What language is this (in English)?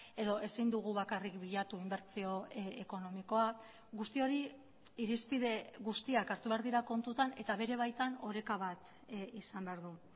Basque